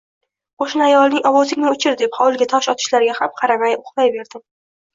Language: Uzbek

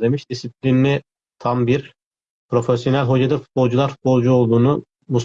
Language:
Turkish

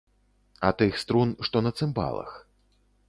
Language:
Belarusian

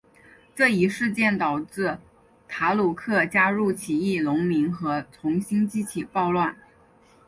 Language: Chinese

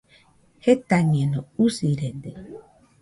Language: Nüpode Huitoto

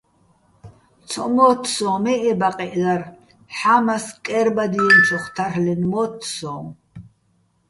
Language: Bats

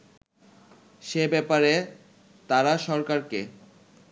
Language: Bangla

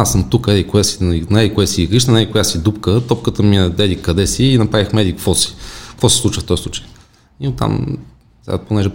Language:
Bulgarian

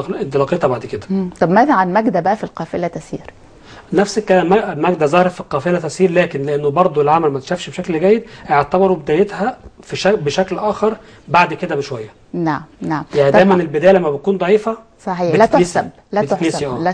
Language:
Arabic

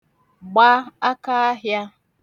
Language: Igbo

